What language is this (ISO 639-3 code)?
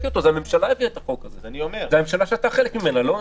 heb